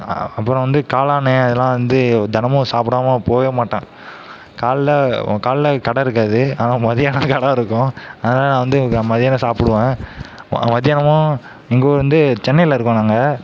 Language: Tamil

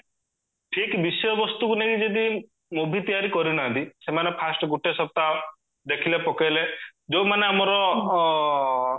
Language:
Odia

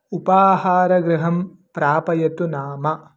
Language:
Sanskrit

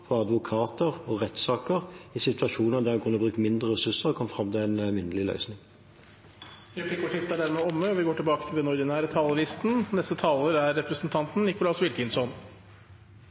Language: Norwegian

